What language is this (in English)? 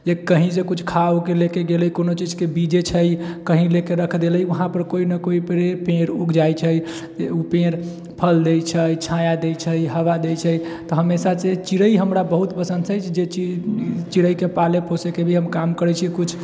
Maithili